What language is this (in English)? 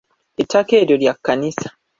Ganda